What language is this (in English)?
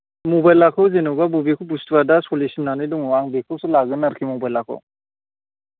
Bodo